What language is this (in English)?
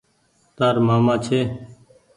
Goaria